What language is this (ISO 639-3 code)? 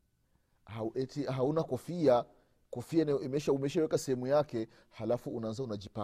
swa